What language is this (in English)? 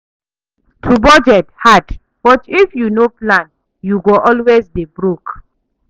Nigerian Pidgin